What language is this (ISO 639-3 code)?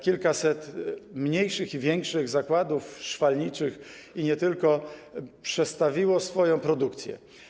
pol